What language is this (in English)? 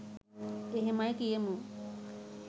Sinhala